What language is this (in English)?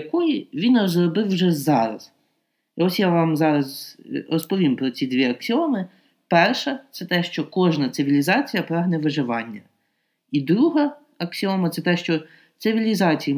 Ukrainian